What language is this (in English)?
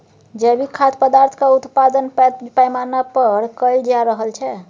Maithili